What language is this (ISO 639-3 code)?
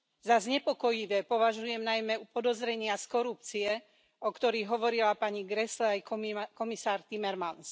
slk